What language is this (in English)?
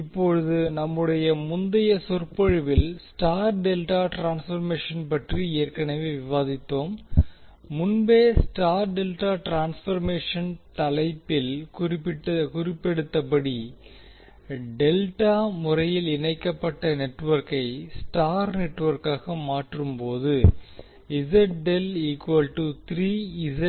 Tamil